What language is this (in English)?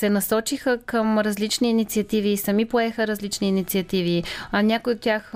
Bulgarian